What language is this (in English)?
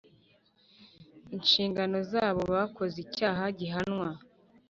Kinyarwanda